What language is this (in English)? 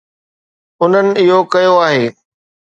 Sindhi